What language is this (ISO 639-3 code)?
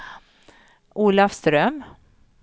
swe